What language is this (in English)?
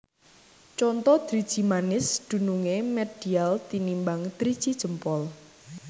Javanese